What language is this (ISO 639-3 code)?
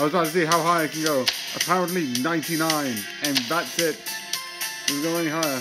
eng